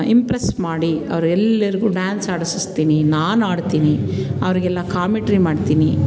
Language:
Kannada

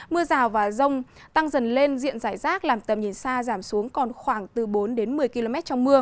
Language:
Vietnamese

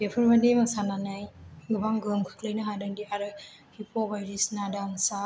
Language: Bodo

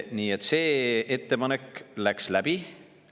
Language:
Estonian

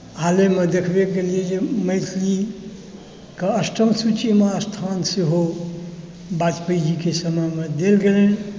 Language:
Maithili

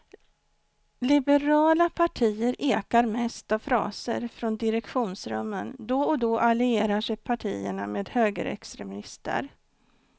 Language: Swedish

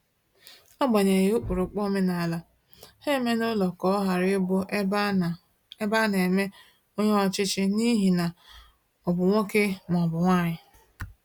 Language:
Igbo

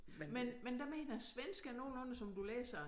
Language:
Danish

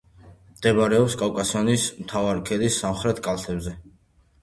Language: Georgian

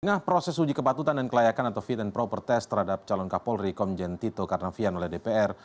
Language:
Indonesian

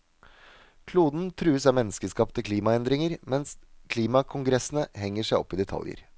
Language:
Norwegian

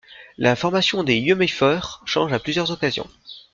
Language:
French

